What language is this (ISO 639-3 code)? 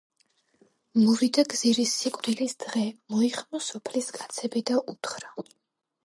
kat